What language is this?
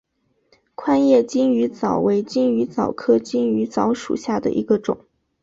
Chinese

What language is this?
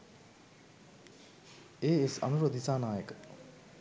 Sinhala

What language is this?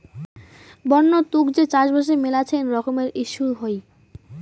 Bangla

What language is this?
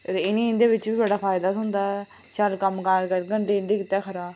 Dogri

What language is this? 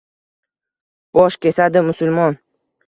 Uzbek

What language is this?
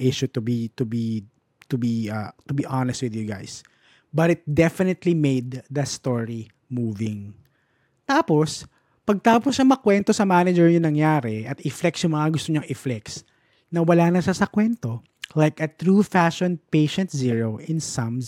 Filipino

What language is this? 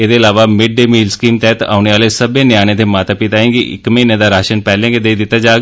Dogri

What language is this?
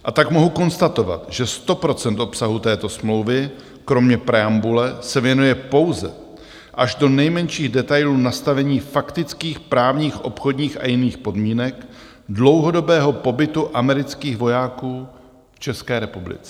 Czech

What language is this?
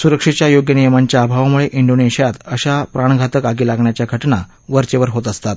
Marathi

